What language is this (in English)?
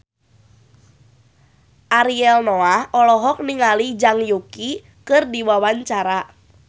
Sundanese